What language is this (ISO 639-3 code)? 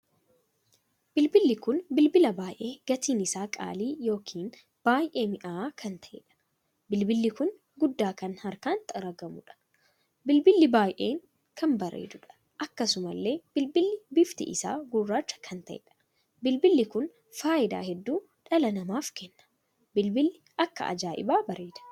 orm